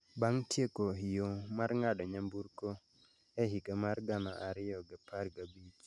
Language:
Luo (Kenya and Tanzania)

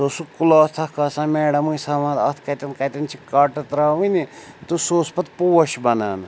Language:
Kashmiri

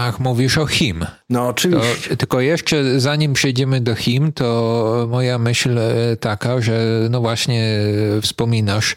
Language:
Polish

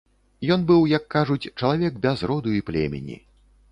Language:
Belarusian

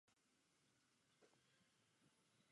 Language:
Czech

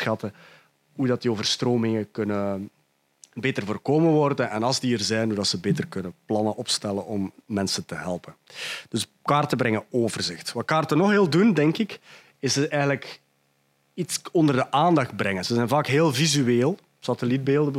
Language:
Dutch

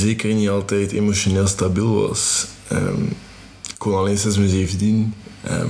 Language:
Dutch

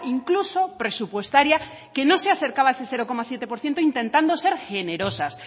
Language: Spanish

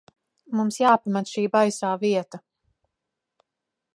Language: Latvian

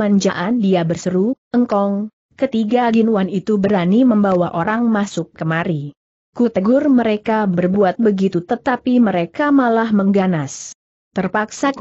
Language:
Indonesian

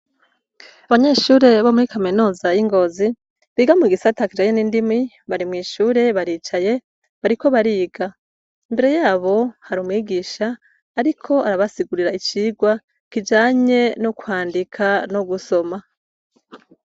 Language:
Rundi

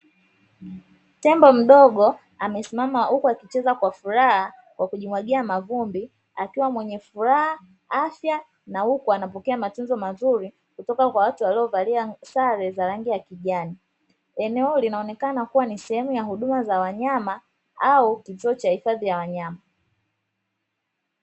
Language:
Swahili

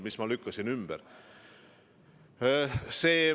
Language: Estonian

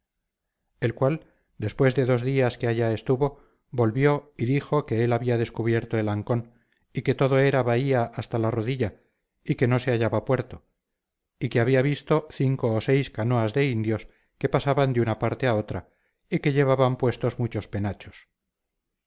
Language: Spanish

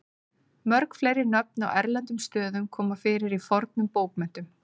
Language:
Icelandic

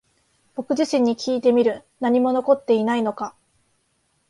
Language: Japanese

